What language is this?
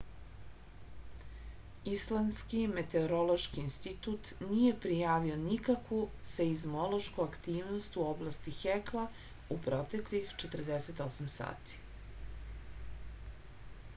Serbian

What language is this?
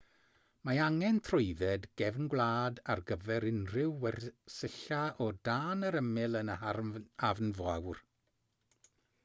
Welsh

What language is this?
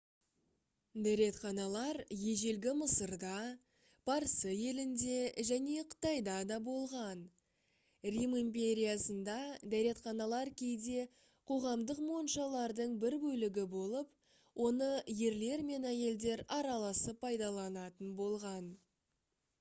Kazakh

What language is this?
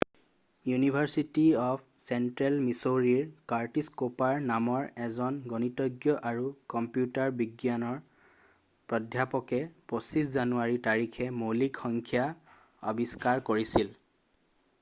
Assamese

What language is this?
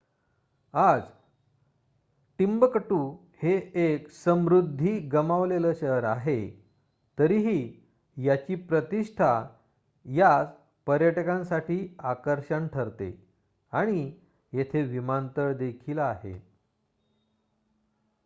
Marathi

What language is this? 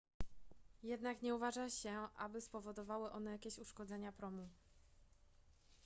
Polish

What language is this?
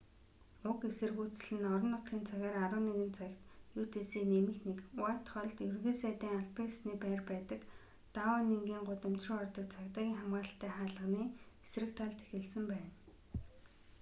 Mongolian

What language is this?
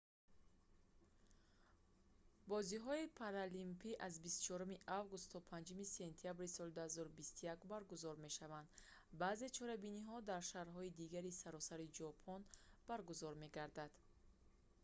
Tajik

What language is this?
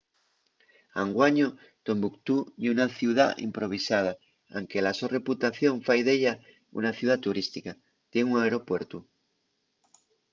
Asturian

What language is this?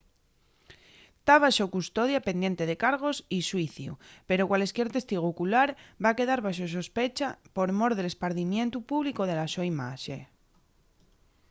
Asturian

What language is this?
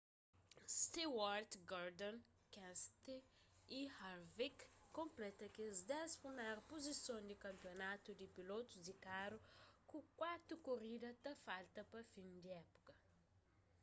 Kabuverdianu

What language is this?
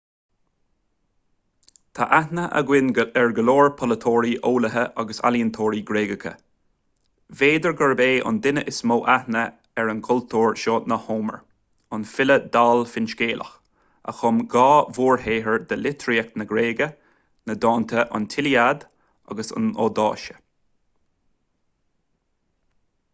Irish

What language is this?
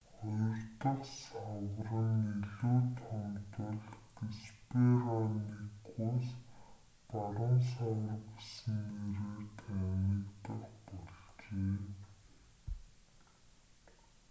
Mongolian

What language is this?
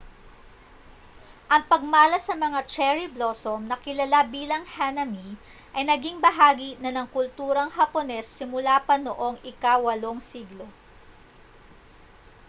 Filipino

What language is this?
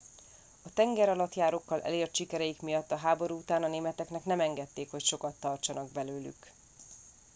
Hungarian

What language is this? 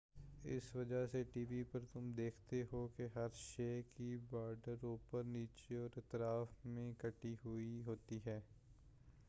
Urdu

